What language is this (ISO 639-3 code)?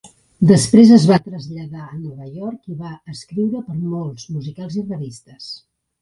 cat